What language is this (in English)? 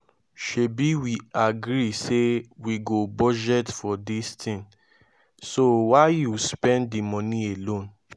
Nigerian Pidgin